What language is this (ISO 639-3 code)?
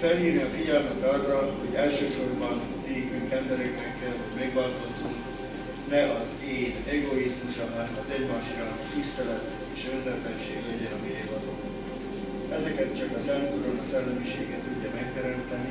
hun